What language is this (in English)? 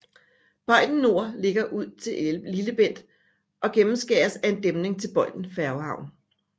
Danish